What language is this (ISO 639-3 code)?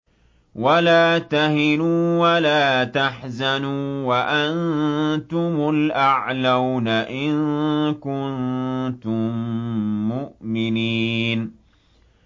ara